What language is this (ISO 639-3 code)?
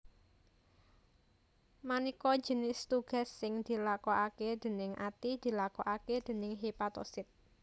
jav